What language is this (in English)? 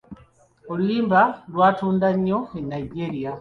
Ganda